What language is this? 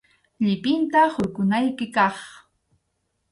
Arequipa-La Unión Quechua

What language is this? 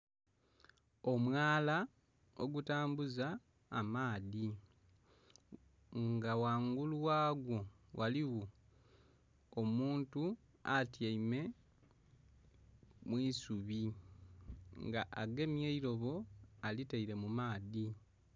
Soga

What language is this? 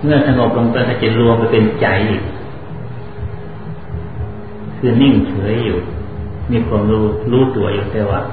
Thai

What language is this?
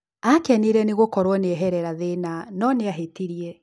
Kikuyu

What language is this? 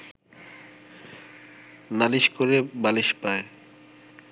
Bangla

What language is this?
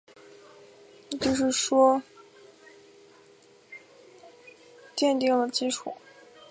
Chinese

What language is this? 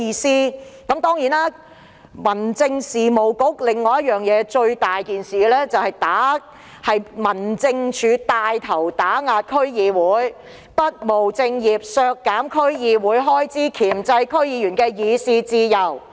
Cantonese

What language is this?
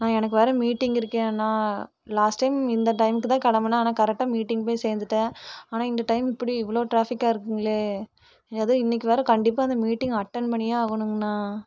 Tamil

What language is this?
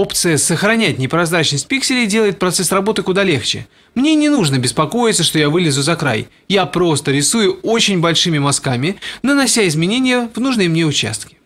Russian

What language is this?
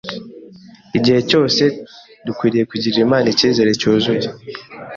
Kinyarwanda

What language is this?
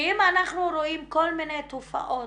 Hebrew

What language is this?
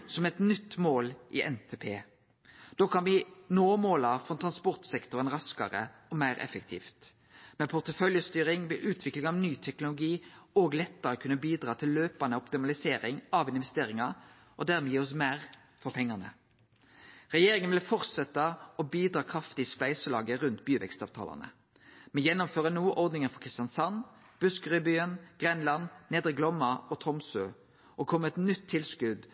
Norwegian Nynorsk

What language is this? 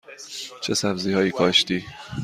Persian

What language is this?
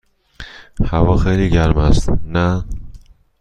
Persian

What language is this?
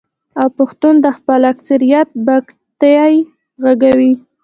Pashto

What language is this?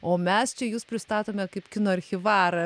Lithuanian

